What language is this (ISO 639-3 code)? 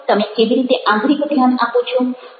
guj